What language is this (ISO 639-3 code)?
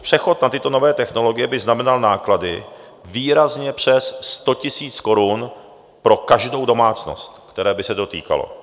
ces